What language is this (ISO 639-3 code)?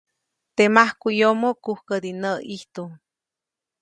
zoc